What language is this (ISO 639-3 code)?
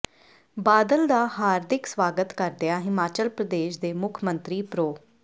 pan